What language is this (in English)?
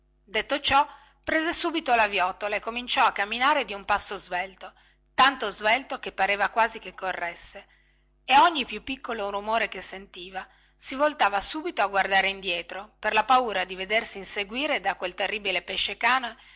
Italian